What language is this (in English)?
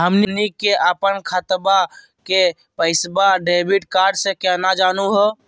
Magahi